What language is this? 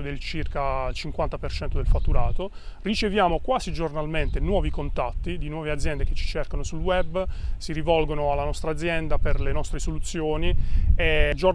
Italian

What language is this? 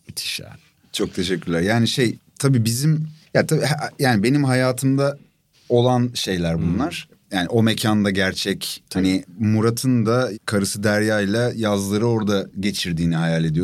Turkish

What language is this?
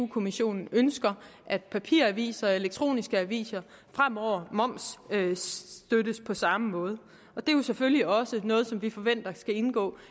Danish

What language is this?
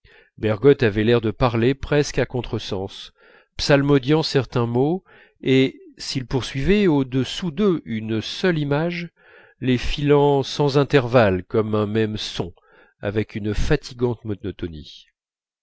French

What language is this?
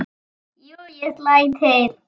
Icelandic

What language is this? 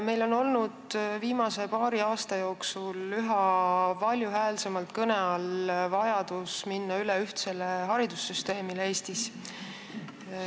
Estonian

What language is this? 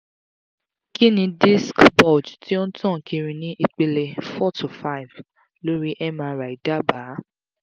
Yoruba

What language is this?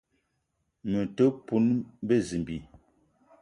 Eton (Cameroon)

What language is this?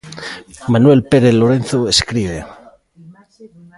Galician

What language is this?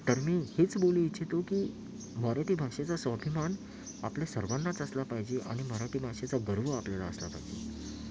Marathi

